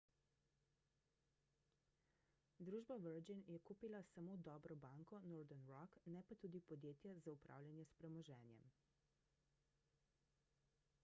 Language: Slovenian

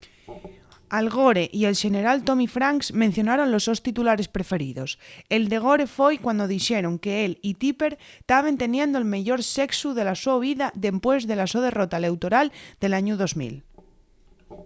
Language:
Asturian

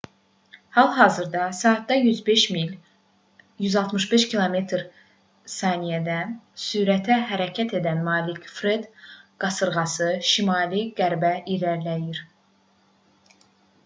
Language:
Azerbaijani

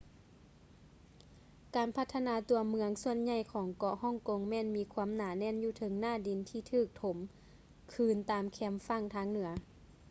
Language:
Lao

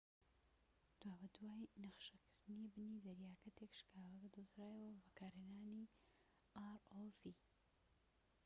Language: Central Kurdish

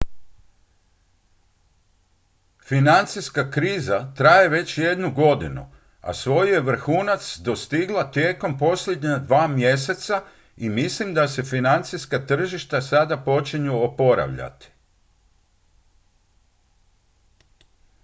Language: Croatian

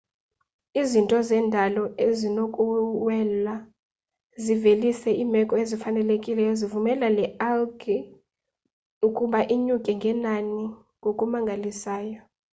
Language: Xhosa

